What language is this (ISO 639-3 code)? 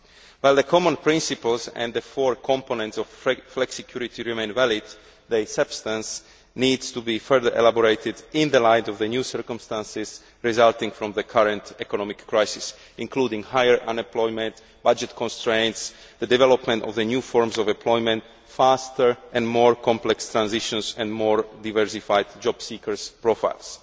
eng